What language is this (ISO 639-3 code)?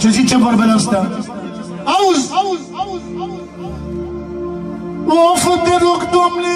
ron